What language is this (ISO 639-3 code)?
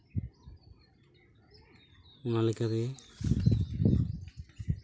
sat